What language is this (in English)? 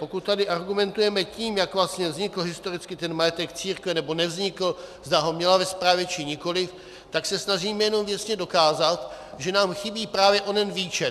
Czech